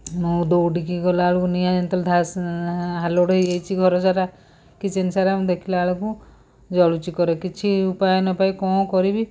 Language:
Odia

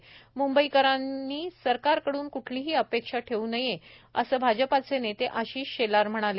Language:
Marathi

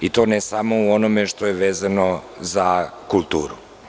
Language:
Serbian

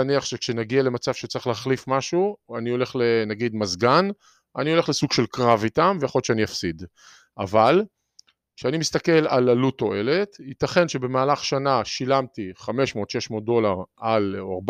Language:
Hebrew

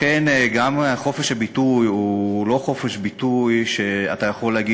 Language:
Hebrew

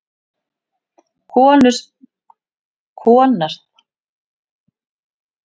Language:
Icelandic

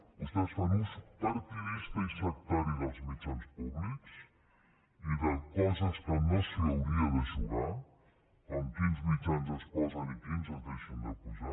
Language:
Catalan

